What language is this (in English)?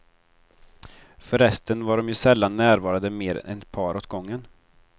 Swedish